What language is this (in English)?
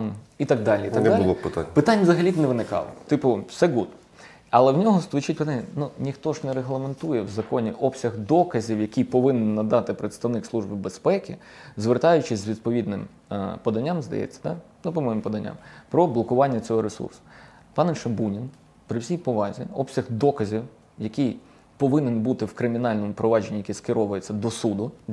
Ukrainian